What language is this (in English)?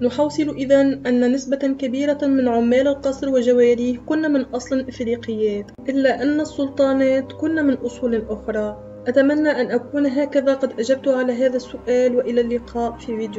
Arabic